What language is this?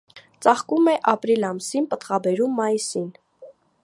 Armenian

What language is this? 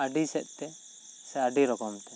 Santali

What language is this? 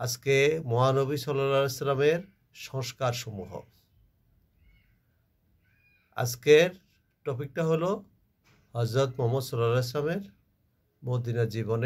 Hindi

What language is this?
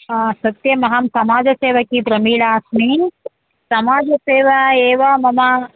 Sanskrit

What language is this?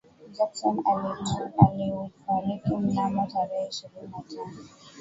Swahili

